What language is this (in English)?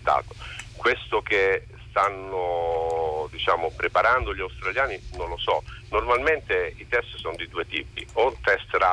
Italian